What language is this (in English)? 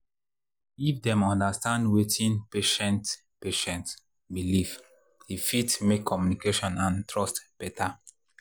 Nigerian Pidgin